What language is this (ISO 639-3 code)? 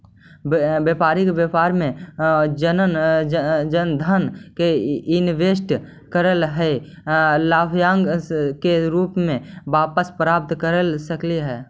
mag